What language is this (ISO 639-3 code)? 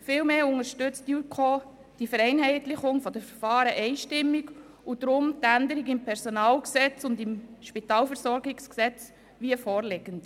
gsw